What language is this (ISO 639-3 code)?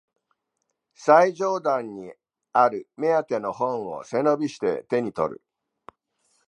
jpn